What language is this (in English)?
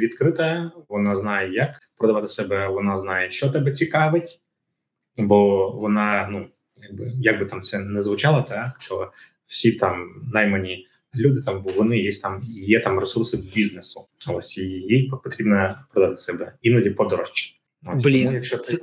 Ukrainian